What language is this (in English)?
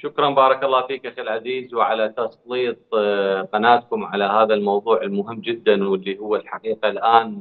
Arabic